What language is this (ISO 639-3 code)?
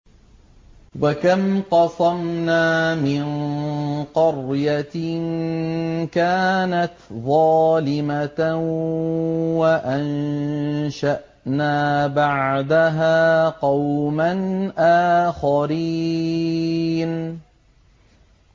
ara